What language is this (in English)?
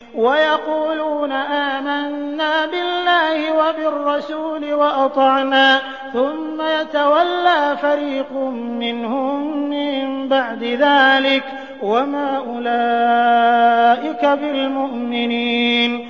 Arabic